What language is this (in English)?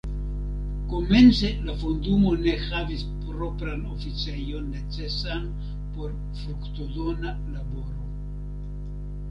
Esperanto